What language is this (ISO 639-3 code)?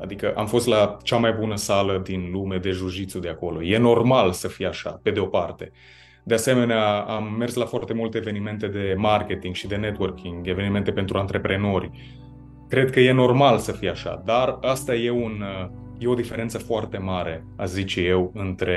ron